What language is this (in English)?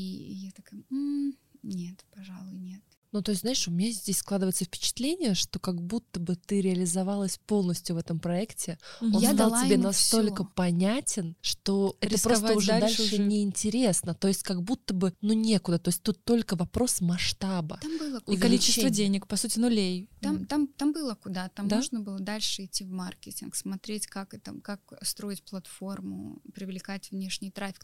Russian